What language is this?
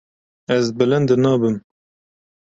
Kurdish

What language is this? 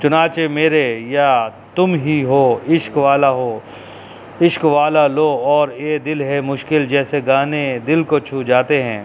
Urdu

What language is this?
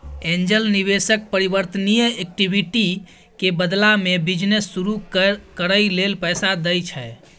Maithili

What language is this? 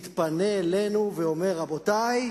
Hebrew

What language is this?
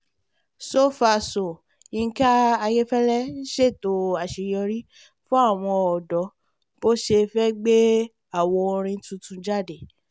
Yoruba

